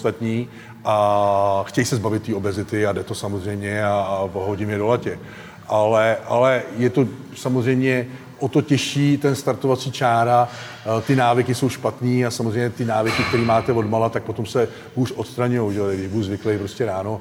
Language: Czech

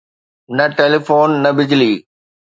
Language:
Sindhi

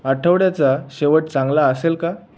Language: Marathi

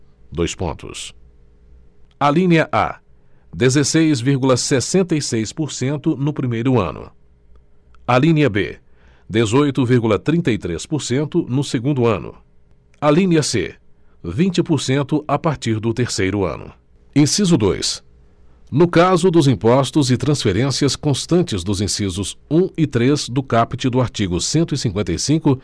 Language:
Portuguese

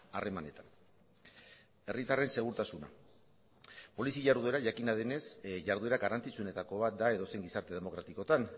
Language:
Basque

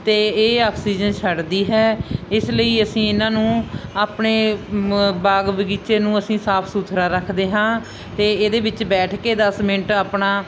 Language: Punjabi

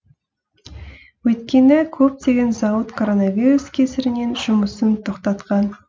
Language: Kazakh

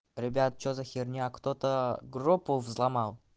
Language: Russian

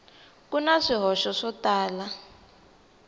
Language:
Tsonga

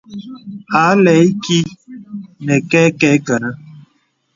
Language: Bebele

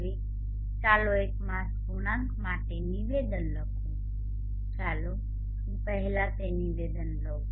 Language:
Gujarati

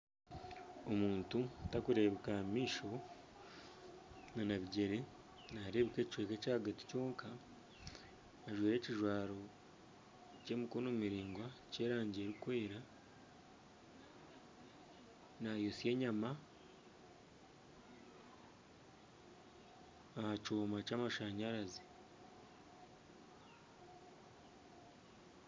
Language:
Nyankole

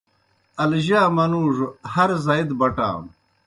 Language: Kohistani Shina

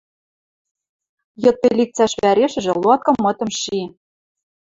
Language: Western Mari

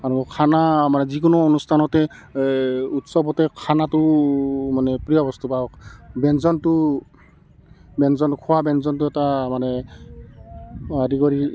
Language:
Assamese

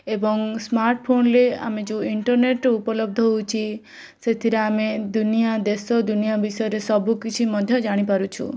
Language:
Odia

